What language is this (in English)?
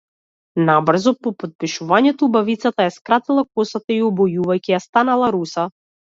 Macedonian